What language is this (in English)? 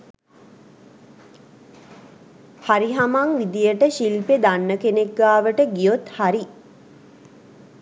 Sinhala